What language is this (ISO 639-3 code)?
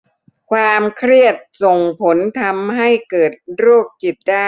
tha